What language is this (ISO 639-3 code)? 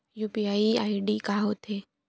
hne